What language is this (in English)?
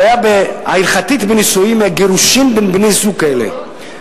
Hebrew